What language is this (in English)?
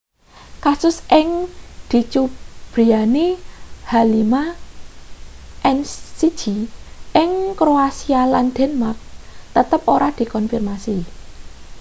Javanese